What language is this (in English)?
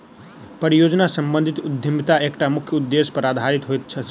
Maithili